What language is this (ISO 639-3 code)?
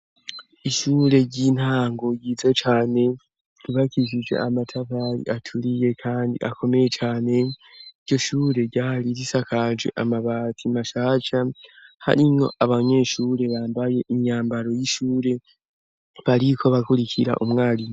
run